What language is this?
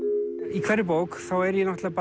Icelandic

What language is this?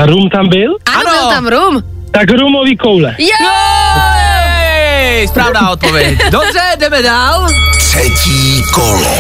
Czech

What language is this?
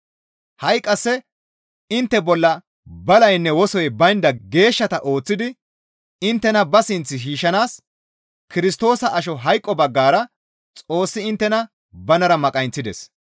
Gamo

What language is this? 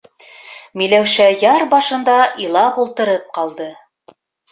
Bashkir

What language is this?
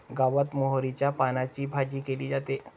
Marathi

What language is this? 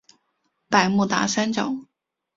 Chinese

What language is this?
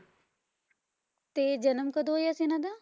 Punjabi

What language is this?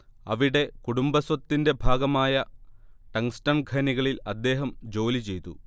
Malayalam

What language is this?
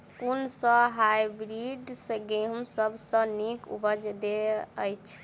Maithili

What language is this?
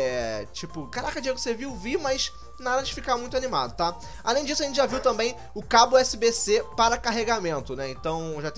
Portuguese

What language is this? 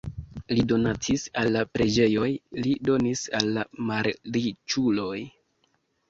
Esperanto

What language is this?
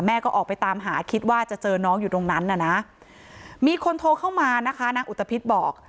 Thai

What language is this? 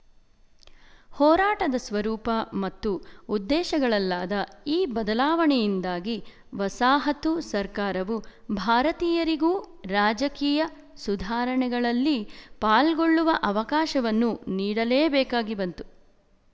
Kannada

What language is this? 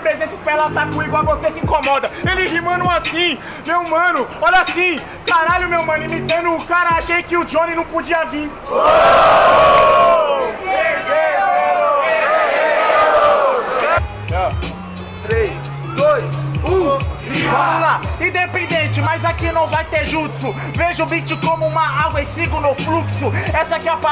Portuguese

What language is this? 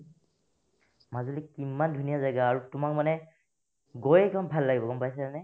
Assamese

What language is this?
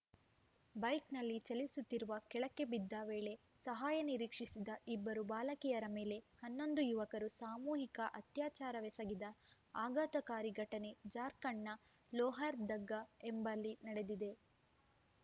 Kannada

